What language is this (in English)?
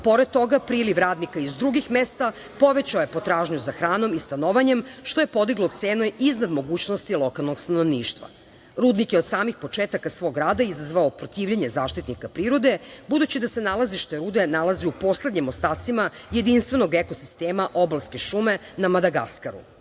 Serbian